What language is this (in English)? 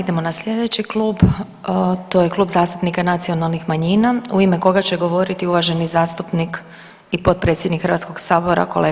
Croatian